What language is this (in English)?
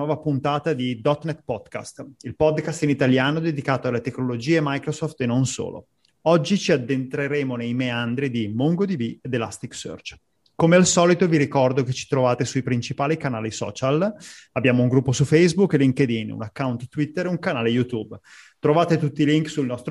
Italian